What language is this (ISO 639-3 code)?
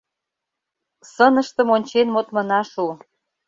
chm